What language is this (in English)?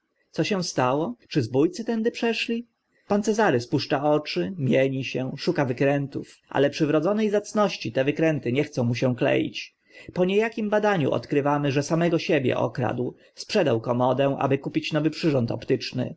Polish